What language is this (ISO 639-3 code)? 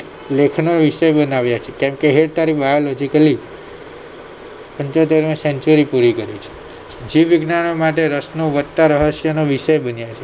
guj